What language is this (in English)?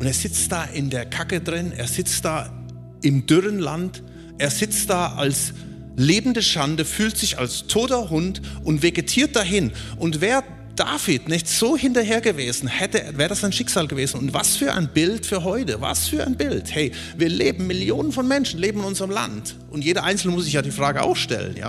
German